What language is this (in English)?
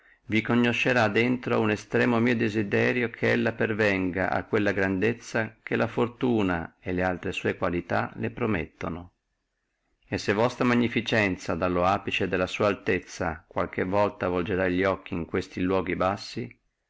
Italian